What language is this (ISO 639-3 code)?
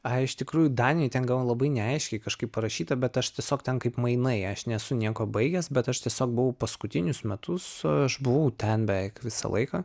lit